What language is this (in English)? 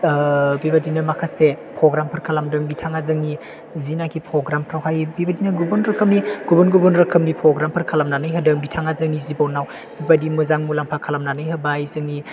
Bodo